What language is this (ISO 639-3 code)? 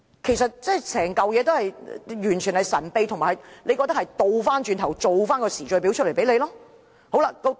yue